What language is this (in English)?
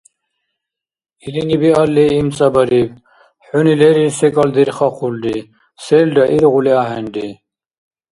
Dargwa